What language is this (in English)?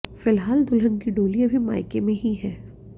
Hindi